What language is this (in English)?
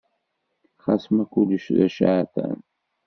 Kabyle